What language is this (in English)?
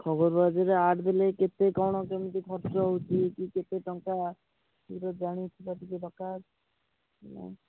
Odia